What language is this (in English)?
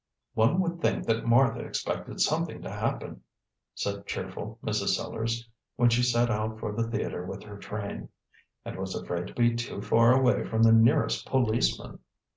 English